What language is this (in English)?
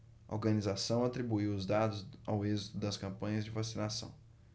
Portuguese